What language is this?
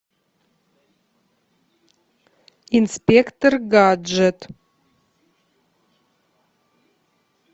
Russian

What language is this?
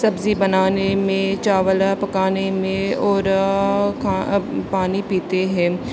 Urdu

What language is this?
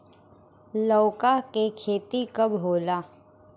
Bhojpuri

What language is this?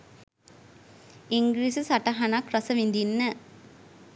Sinhala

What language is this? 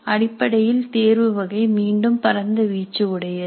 Tamil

